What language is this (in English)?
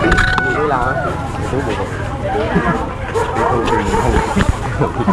Vietnamese